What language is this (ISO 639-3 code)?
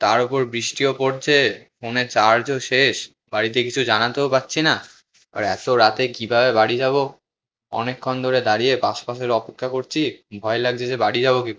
ben